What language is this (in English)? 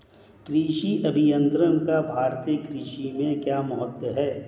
Hindi